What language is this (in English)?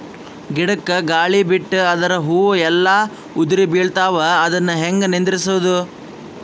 Kannada